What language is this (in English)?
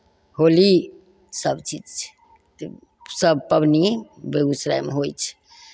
Maithili